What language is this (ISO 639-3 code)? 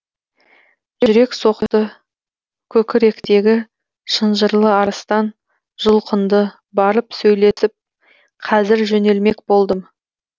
kaz